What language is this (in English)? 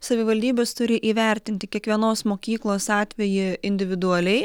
Lithuanian